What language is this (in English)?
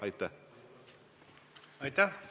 Estonian